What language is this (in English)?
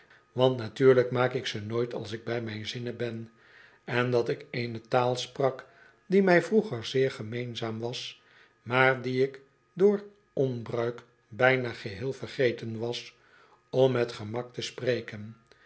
Dutch